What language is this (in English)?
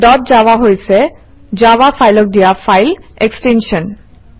Assamese